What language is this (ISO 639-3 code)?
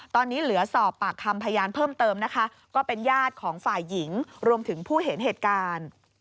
tha